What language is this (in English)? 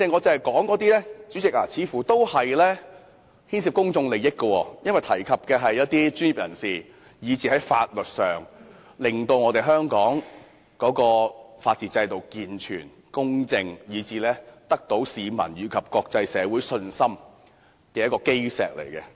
Cantonese